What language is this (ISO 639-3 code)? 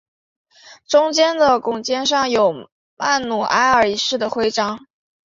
zho